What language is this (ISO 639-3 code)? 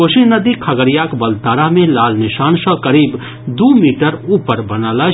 mai